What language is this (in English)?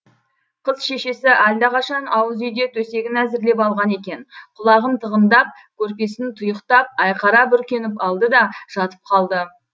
Kazakh